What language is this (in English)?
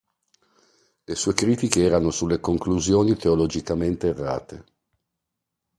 Italian